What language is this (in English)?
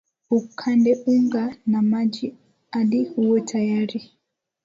Swahili